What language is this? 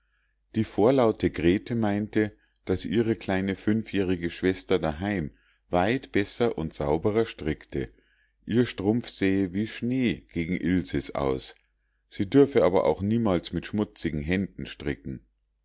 German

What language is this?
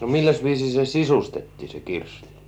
Finnish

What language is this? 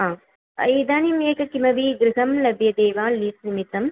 Sanskrit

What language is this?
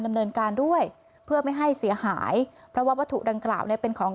Thai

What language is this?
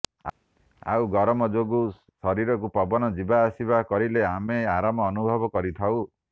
Odia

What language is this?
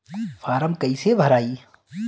Bhojpuri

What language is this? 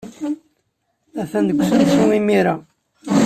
Kabyle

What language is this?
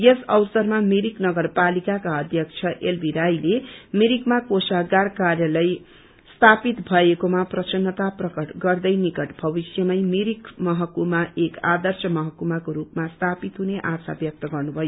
Nepali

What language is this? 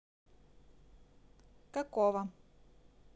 Russian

